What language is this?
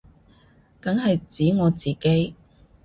Cantonese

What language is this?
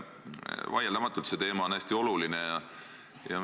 Estonian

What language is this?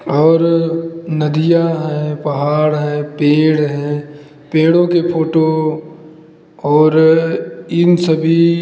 Hindi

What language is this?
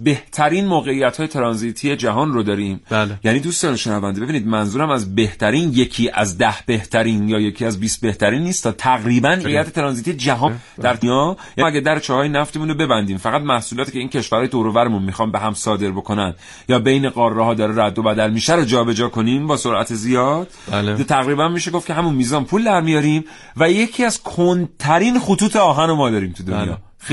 Persian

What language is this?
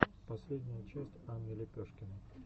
Russian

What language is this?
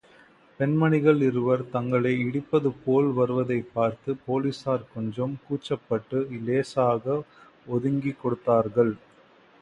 Tamil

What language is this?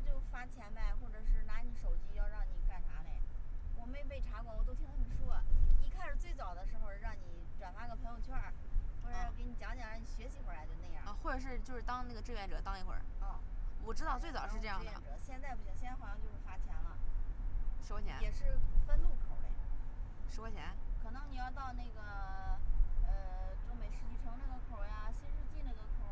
Chinese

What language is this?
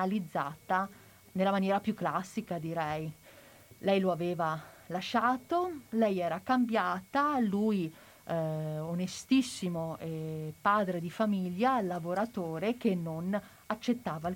Italian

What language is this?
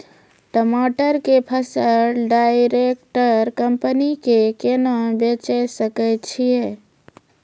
Maithili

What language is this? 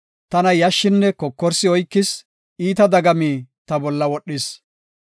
Gofa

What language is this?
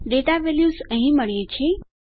Gujarati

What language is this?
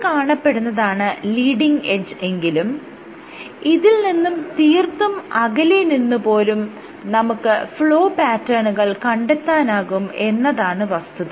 Malayalam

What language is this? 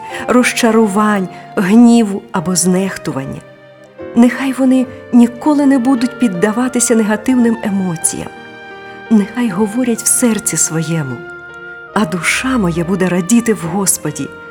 Ukrainian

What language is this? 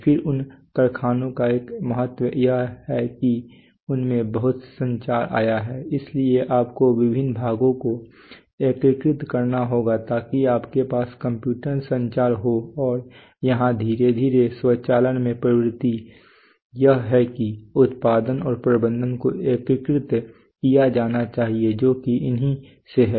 Hindi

